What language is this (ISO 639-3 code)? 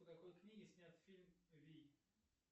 rus